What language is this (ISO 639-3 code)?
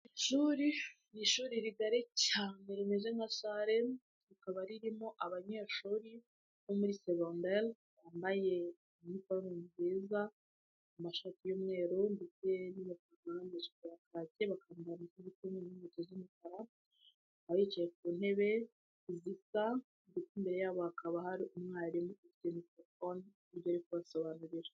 kin